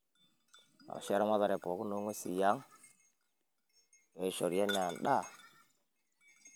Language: Masai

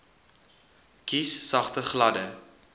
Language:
Afrikaans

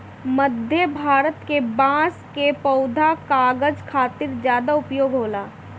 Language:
Bhojpuri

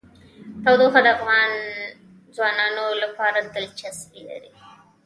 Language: Pashto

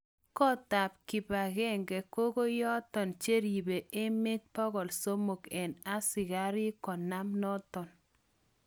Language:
Kalenjin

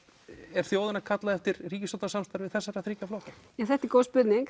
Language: Icelandic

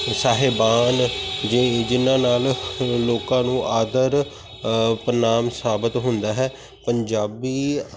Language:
Punjabi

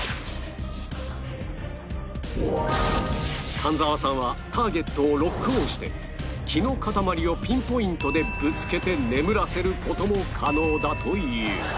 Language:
Japanese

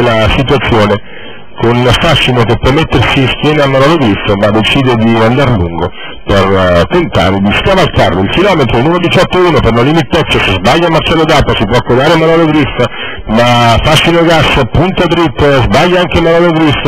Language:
Italian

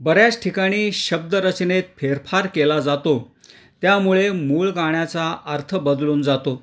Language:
Marathi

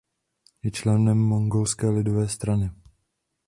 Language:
Czech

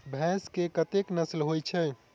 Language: Maithili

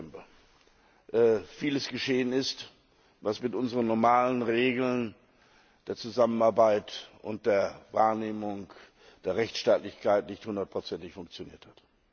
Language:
German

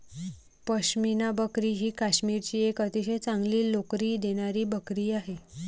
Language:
Marathi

